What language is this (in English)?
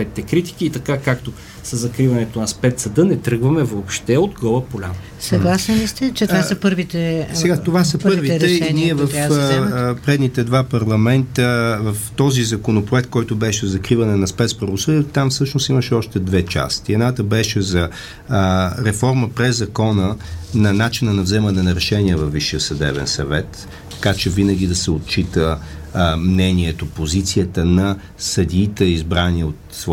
Bulgarian